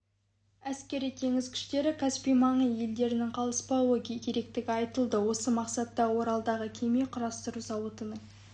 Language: Kazakh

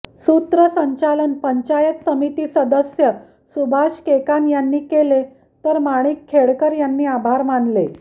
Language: Marathi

